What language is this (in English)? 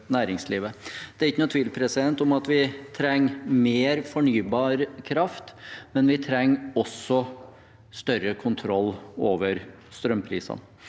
Norwegian